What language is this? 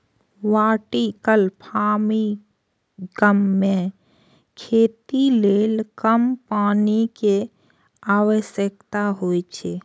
Maithili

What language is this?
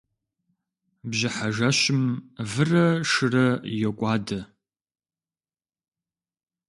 Kabardian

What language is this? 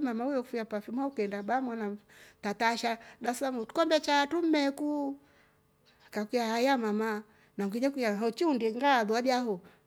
Rombo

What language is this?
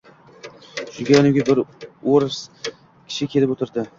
Uzbek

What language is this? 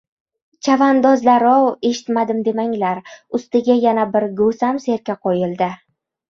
Uzbek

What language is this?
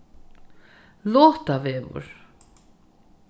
Faroese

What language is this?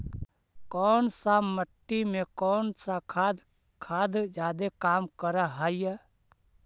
Magahi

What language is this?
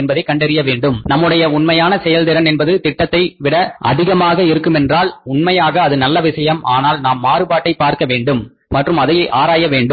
Tamil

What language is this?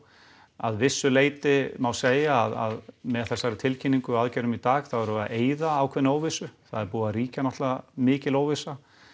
Icelandic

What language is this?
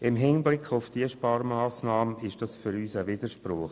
Swiss German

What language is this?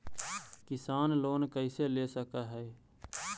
Magahi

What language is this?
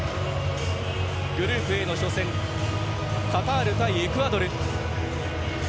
Japanese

